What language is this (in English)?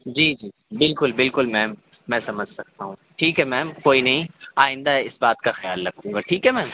Urdu